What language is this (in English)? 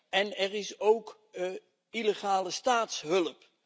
Dutch